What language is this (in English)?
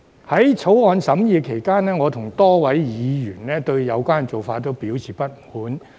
Cantonese